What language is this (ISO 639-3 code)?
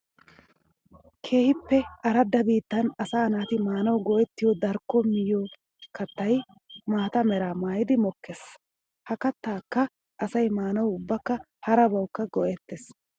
wal